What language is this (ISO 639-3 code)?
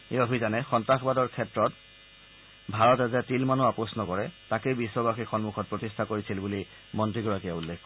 asm